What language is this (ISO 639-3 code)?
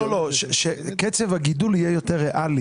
heb